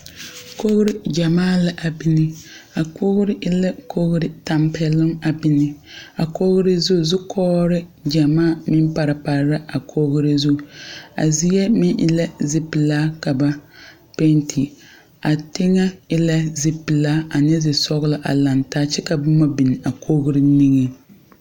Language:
Southern Dagaare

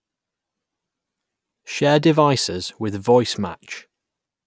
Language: English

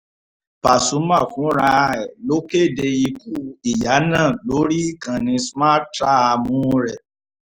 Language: Yoruba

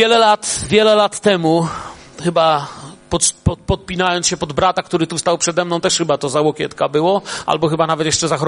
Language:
Polish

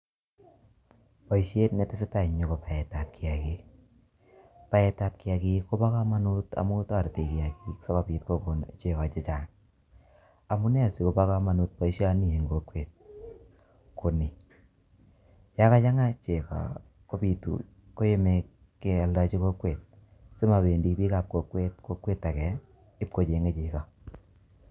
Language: Kalenjin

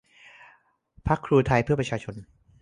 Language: Thai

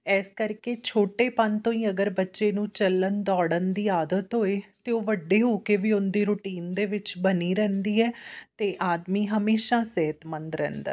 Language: Punjabi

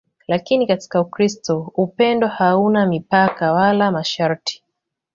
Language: Swahili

